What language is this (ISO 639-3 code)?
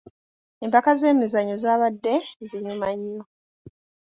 lug